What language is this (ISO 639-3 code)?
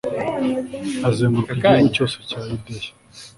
kin